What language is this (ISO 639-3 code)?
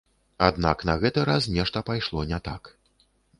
bel